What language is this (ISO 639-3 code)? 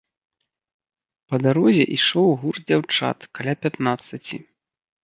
bel